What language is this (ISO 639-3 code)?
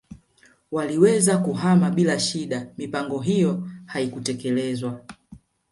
swa